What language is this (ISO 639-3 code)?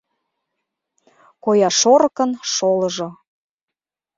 chm